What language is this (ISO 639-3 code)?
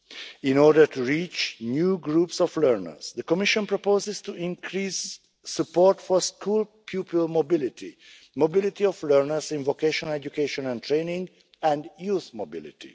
eng